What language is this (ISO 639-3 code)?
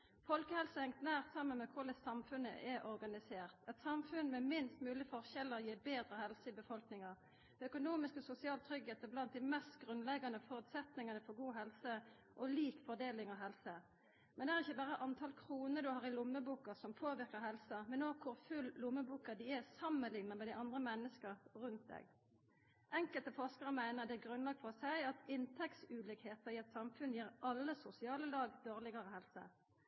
nno